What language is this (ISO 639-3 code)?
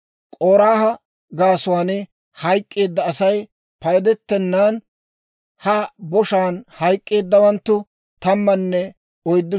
dwr